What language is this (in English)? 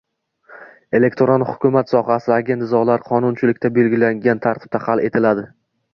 Uzbek